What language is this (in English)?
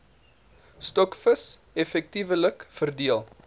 Afrikaans